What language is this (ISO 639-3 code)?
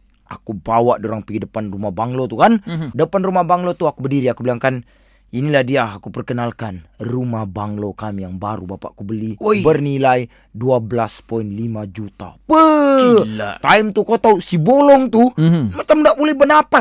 msa